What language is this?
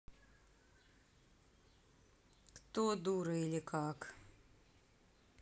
Russian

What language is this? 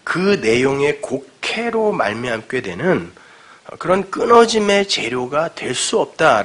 Korean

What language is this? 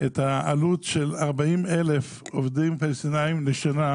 Hebrew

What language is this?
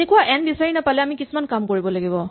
Assamese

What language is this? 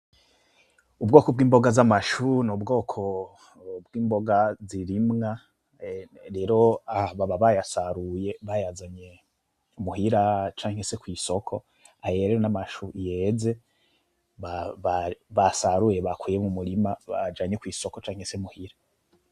Rundi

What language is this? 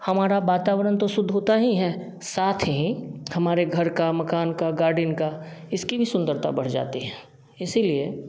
Hindi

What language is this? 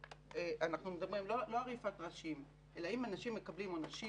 Hebrew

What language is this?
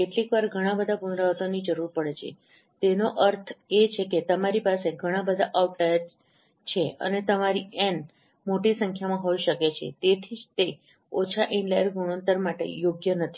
Gujarati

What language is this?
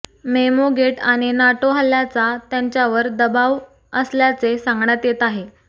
Marathi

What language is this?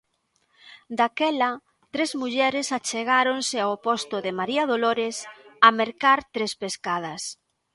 Galician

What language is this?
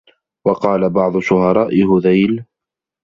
Arabic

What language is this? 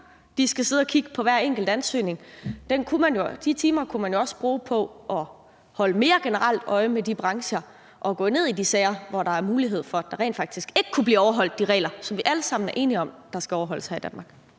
Danish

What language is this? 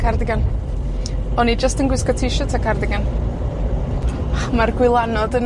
Welsh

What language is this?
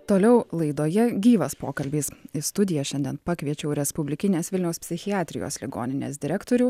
Lithuanian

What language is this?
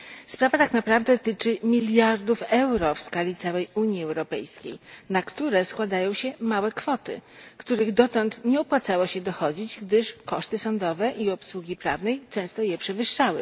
Polish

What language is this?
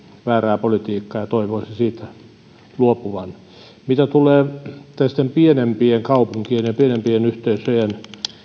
Finnish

